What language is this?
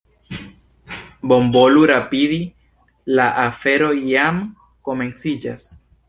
Esperanto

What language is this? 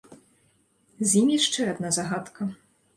Belarusian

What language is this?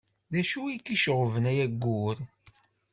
Kabyle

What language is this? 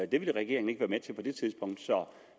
Danish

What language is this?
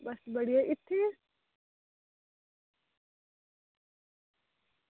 Dogri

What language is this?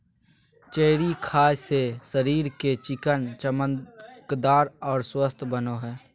Magahi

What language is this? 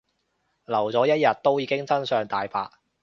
Cantonese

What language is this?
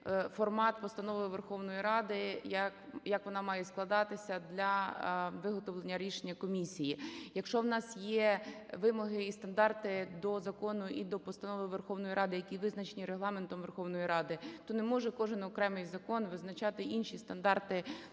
Ukrainian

